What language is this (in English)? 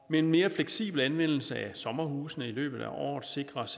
Danish